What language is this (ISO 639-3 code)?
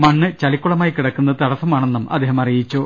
mal